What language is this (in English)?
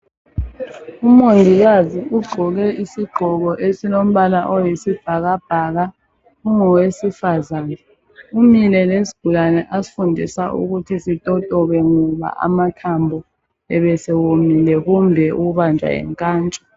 North Ndebele